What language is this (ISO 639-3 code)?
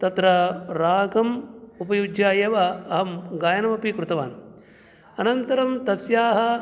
san